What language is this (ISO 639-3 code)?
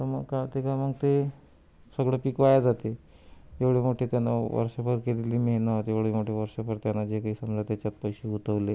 mar